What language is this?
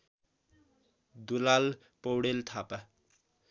Nepali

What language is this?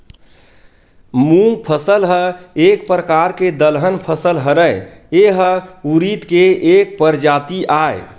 Chhattisgarhi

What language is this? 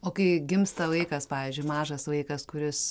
Lithuanian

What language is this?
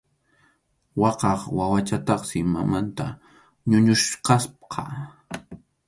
Arequipa-La Unión Quechua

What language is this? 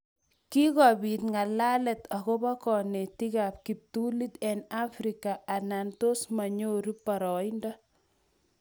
Kalenjin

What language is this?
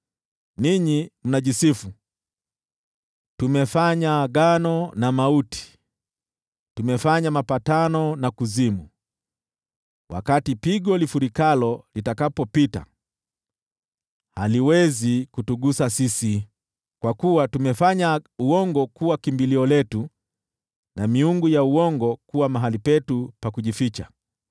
Swahili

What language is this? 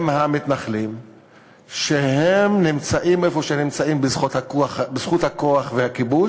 Hebrew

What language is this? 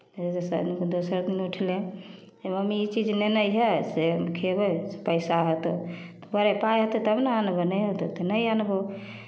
Maithili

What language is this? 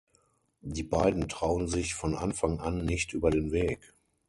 German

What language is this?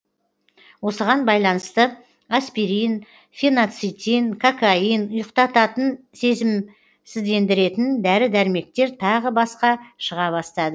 Kazakh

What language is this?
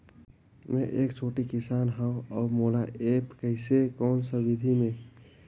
Chhattisgarhi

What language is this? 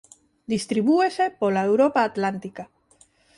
Galician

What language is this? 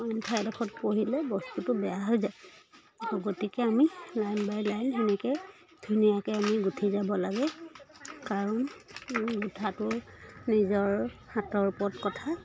Assamese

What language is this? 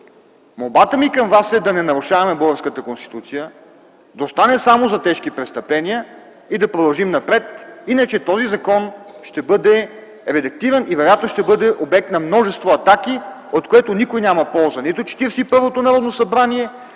Bulgarian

